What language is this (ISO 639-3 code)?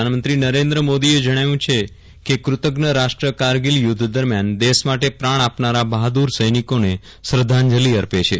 guj